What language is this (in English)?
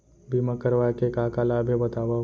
Chhattisgarhi